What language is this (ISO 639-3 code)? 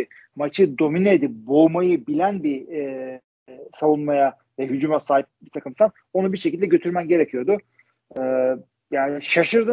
tur